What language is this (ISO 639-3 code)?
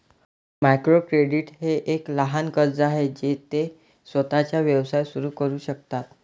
mar